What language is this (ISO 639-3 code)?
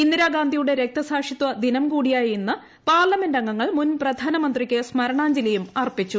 mal